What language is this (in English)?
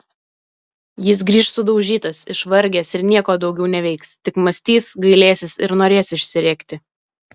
Lithuanian